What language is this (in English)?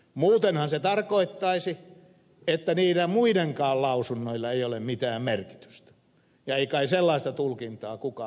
Finnish